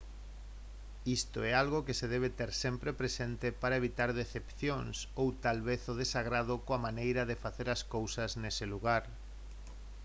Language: Galician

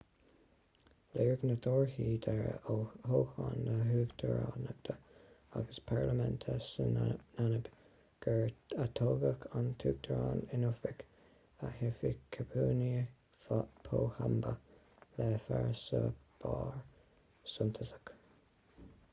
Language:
Irish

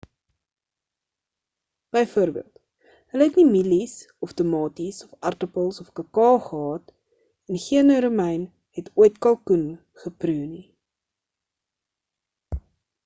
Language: Afrikaans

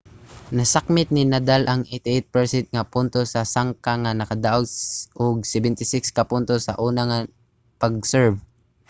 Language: Cebuano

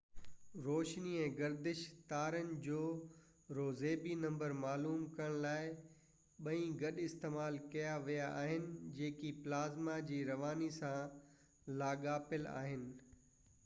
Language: Sindhi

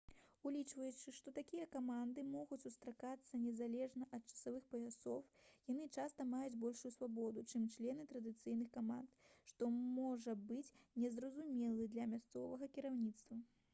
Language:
Belarusian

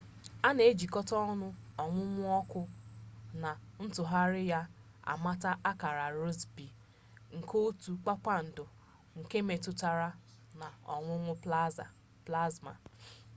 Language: Igbo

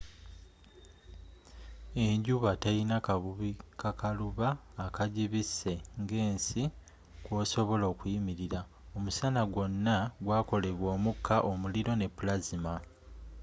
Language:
Ganda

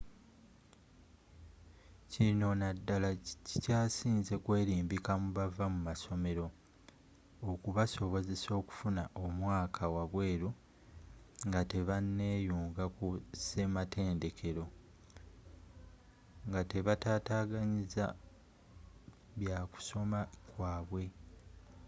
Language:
Ganda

